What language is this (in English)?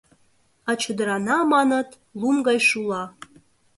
Mari